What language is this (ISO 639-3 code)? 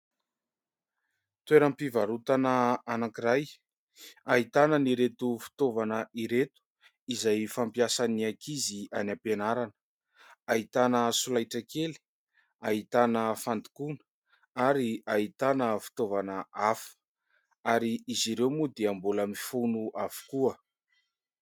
mlg